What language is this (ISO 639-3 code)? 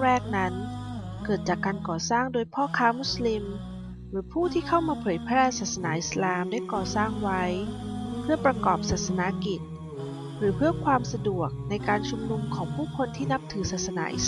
tha